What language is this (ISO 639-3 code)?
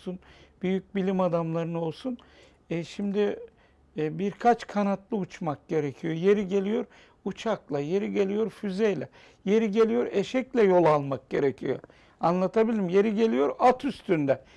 tur